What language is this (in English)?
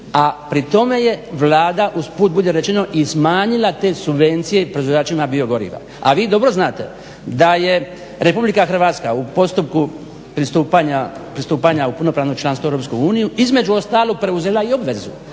Croatian